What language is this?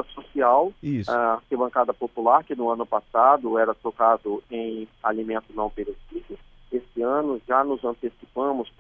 Portuguese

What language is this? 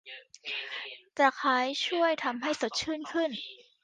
Thai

